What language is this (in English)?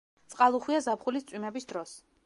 Georgian